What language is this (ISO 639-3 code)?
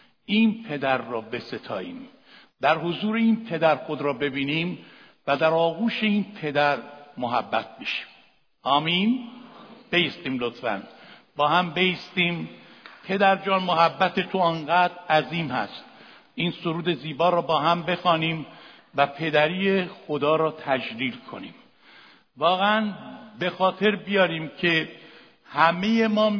fas